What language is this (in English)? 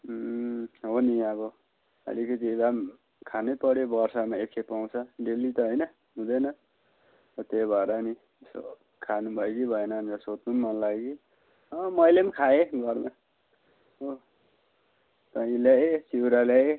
Nepali